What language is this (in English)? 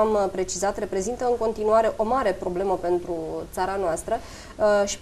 Romanian